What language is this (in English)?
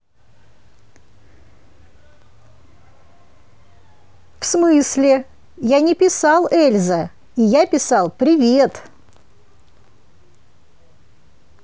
Russian